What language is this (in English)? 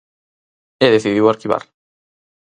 Galician